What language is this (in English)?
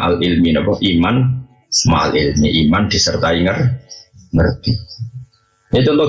Indonesian